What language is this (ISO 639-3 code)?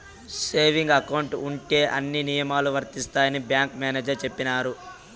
tel